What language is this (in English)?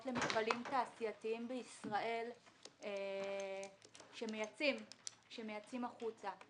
Hebrew